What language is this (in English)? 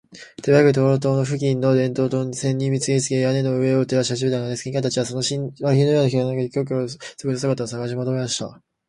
Japanese